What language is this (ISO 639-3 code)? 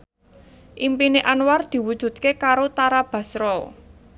jav